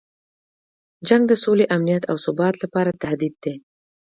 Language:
Pashto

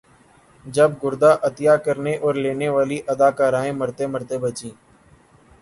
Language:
Urdu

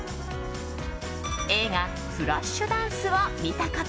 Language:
Japanese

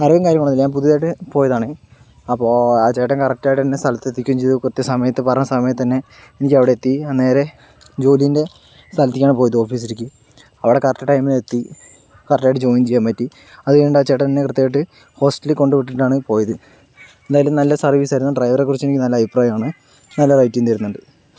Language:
Malayalam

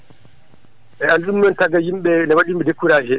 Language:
Fula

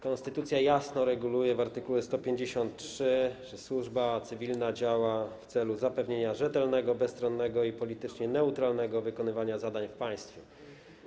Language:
Polish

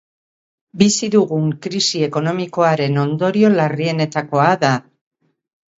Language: Basque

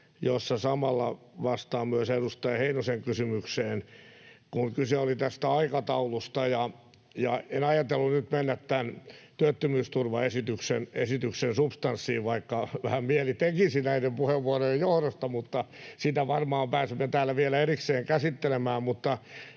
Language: Finnish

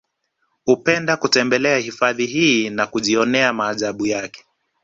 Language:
Swahili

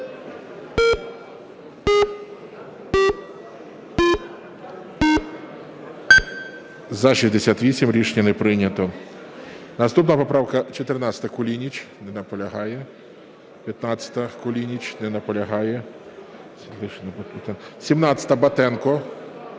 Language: Ukrainian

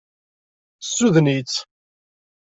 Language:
Kabyle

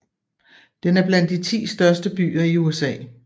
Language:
Danish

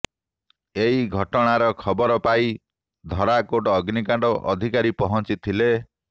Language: Odia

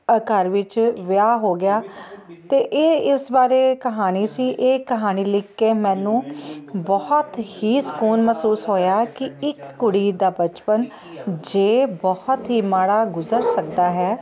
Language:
Punjabi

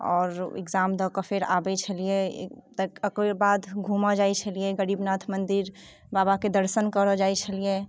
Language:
Maithili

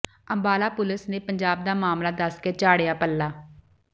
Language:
Punjabi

